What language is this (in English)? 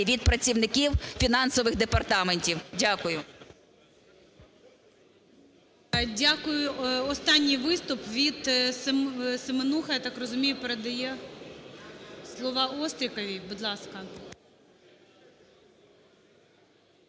Ukrainian